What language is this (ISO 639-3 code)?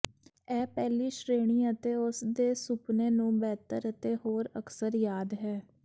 pan